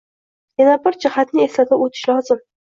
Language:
Uzbek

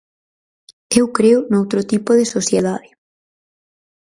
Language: Galician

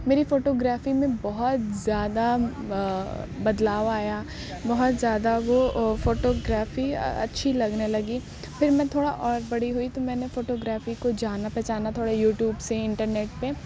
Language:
Urdu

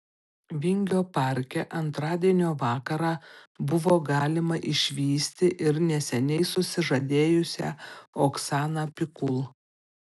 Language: Lithuanian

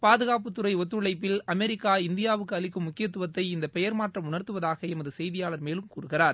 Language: Tamil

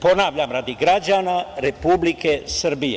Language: Serbian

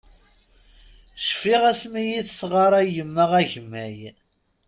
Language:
Kabyle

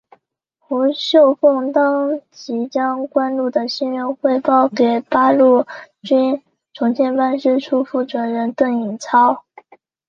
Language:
Chinese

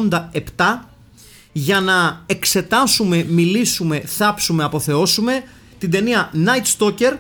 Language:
Greek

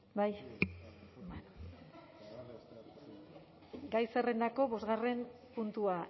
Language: Basque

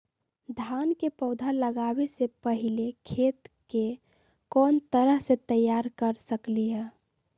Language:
Magahi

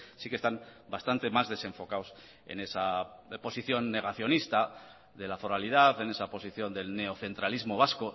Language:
Spanish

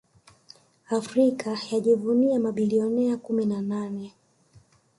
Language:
Swahili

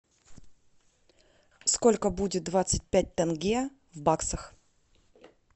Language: Russian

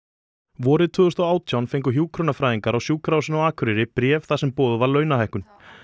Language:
Icelandic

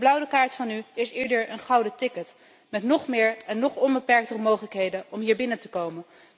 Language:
Dutch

